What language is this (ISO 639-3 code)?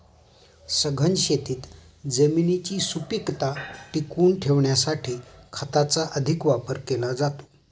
mar